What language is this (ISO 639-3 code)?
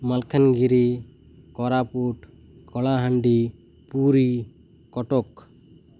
ori